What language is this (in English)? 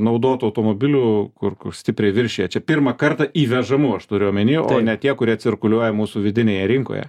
Lithuanian